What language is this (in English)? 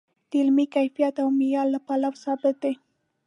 Pashto